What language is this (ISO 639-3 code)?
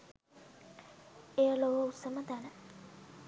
sin